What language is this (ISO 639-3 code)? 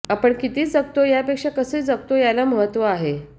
mar